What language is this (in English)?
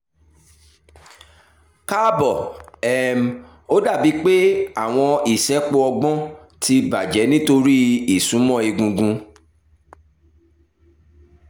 Yoruba